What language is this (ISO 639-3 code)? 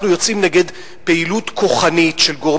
heb